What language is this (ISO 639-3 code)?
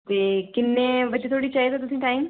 doi